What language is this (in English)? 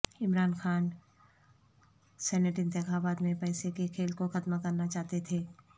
Urdu